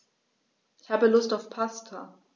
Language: German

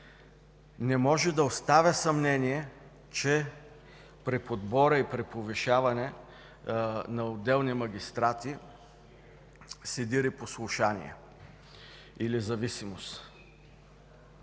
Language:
Bulgarian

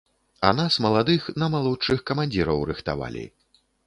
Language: Belarusian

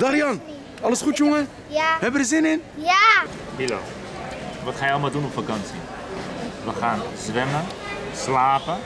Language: Dutch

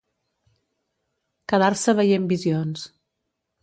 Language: Catalan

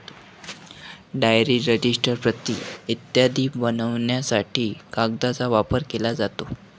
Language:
Marathi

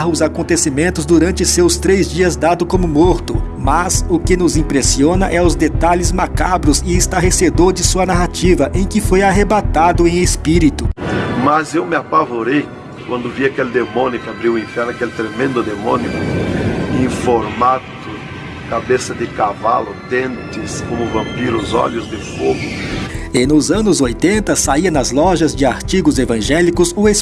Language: Portuguese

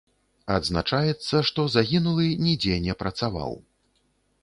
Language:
Belarusian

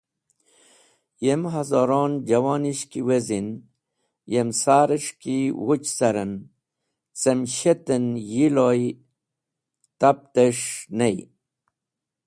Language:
Wakhi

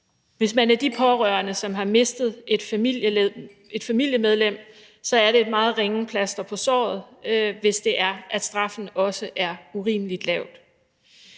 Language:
Danish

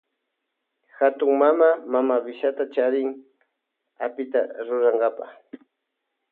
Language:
Loja Highland Quichua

